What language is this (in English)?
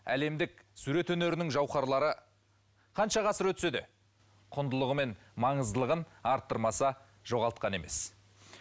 Kazakh